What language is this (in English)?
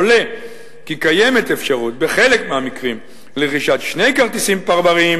Hebrew